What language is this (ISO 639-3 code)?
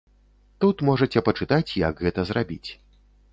bel